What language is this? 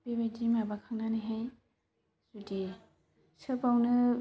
Bodo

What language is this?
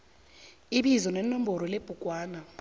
South Ndebele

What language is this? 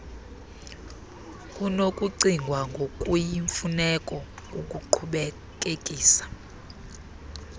Xhosa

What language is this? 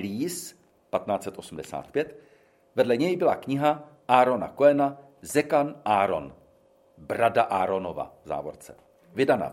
Czech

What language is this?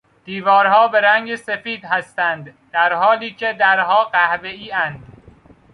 Persian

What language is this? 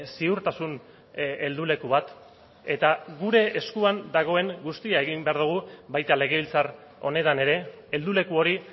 Basque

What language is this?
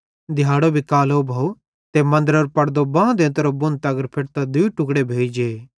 Bhadrawahi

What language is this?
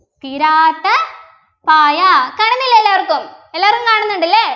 Malayalam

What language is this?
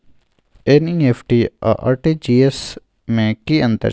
Maithili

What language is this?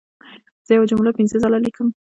Pashto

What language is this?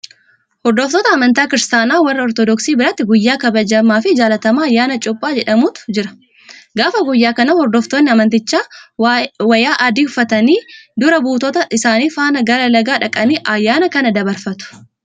Oromo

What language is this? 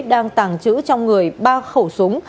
Vietnamese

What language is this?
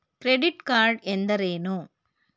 Kannada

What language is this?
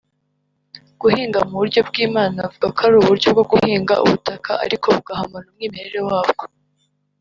Kinyarwanda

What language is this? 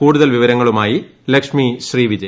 Malayalam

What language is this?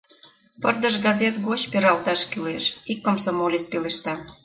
Mari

